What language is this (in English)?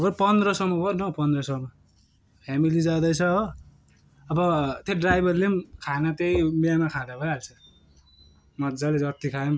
Nepali